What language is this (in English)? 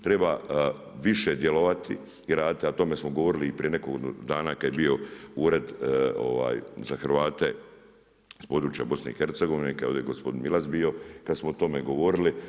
Croatian